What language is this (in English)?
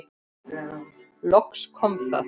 Icelandic